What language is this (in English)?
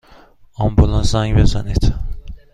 Persian